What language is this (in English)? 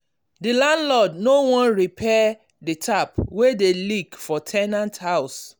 Nigerian Pidgin